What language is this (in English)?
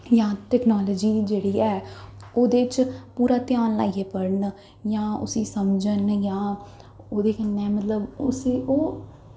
Dogri